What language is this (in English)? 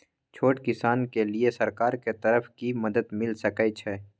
Maithili